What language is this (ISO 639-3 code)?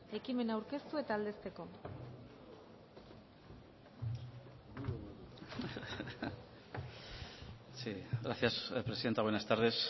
eus